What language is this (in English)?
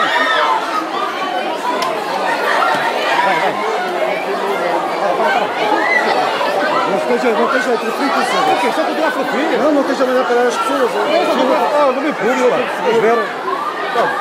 Portuguese